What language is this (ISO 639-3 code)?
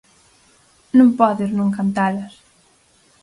glg